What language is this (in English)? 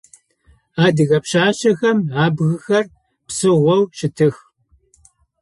Adyghe